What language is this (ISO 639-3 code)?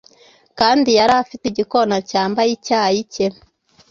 kin